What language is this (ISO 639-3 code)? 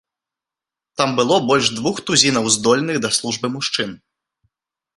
bel